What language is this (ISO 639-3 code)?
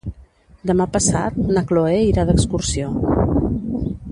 cat